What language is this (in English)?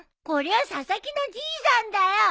Japanese